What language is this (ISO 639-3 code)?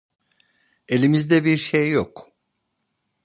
tur